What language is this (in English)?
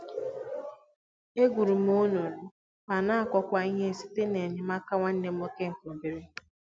Igbo